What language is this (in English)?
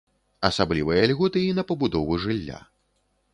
Belarusian